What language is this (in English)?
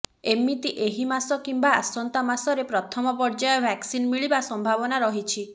Odia